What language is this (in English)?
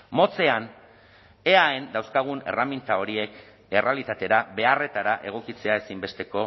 Basque